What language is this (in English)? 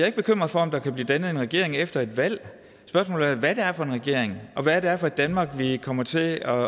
Danish